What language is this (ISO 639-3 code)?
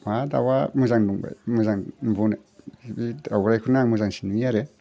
brx